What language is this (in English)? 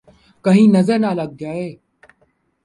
Urdu